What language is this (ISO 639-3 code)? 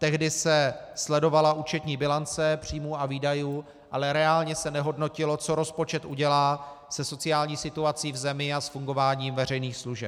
ces